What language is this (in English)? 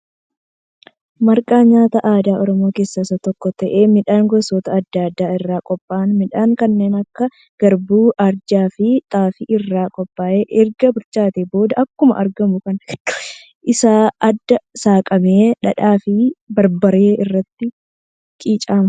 Oromo